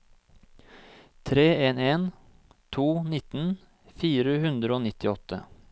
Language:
Norwegian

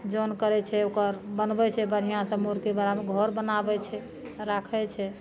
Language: Maithili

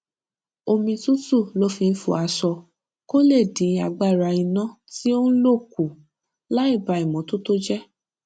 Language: Yoruba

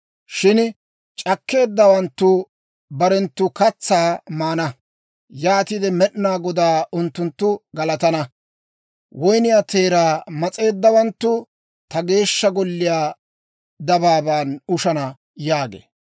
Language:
Dawro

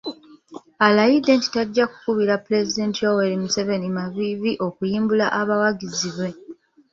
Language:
Ganda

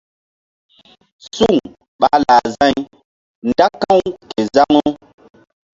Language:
Mbum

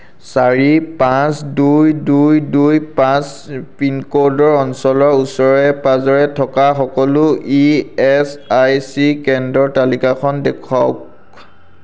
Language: Assamese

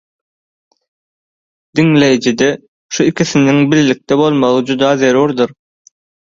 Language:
Turkmen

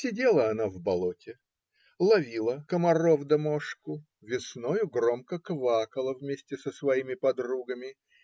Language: Russian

